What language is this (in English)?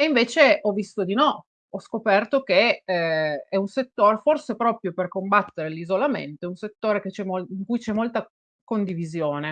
Italian